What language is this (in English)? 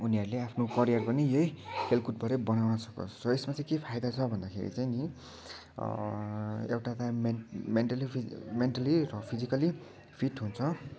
Nepali